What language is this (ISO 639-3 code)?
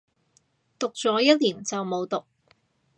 yue